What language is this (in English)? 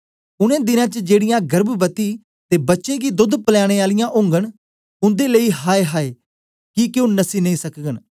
Dogri